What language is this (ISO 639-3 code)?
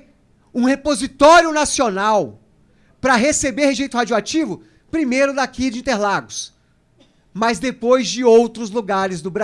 por